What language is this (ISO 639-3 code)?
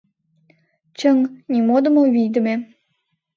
chm